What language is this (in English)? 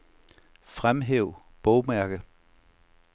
Danish